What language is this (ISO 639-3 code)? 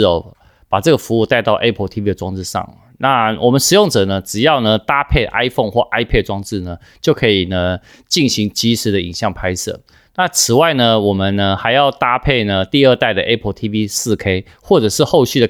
zho